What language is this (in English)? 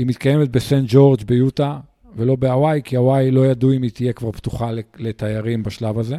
Hebrew